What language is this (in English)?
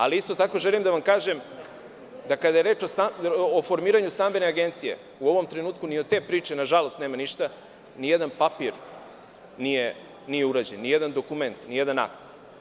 Serbian